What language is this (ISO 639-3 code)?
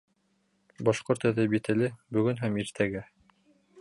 bak